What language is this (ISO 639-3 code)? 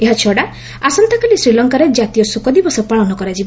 ori